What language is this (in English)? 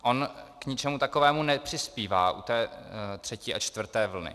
Czech